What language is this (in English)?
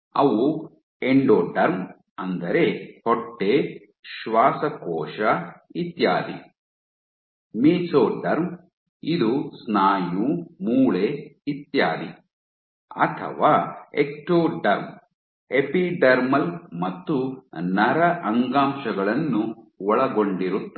Kannada